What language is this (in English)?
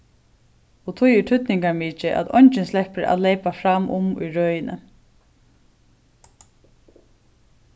Faroese